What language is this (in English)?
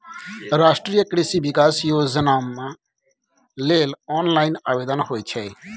Maithili